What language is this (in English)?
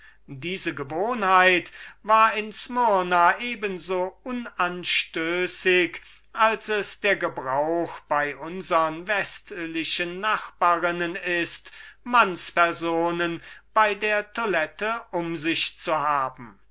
German